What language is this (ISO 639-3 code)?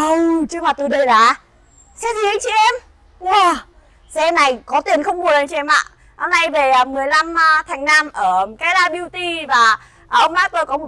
vie